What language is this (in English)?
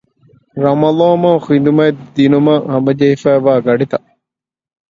Divehi